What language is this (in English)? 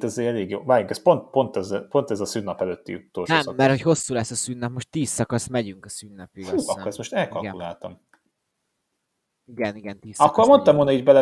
Hungarian